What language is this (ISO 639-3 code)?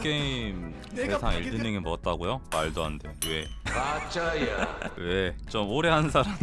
kor